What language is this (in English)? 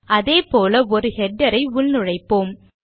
Tamil